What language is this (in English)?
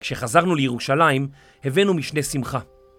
Hebrew